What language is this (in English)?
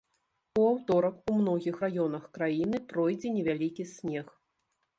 Belarusian